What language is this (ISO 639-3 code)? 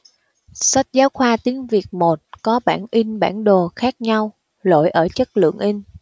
vie